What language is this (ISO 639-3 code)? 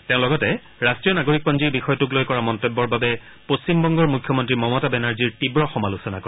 asm